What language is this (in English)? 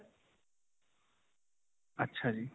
Punjabi